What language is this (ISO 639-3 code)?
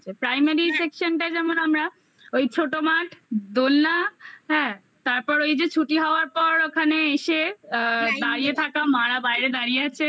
ben